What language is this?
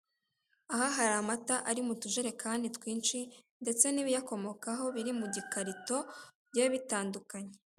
Kinyarwanda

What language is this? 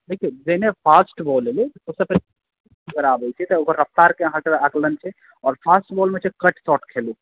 Maithili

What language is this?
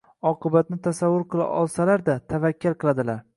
Uzbek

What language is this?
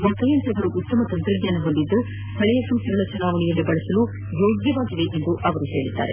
Kannada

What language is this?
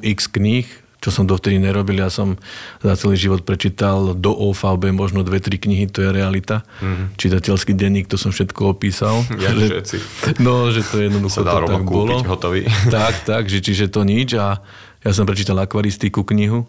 Slovak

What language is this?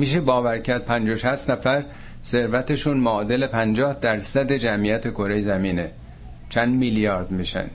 Persian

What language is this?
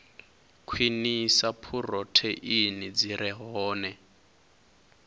Venda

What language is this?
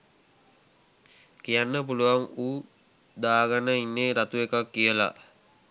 Sinhala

